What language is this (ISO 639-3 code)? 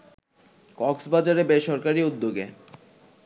ben